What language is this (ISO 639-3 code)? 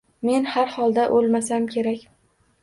uzb